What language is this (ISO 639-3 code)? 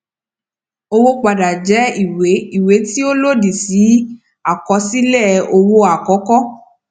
yor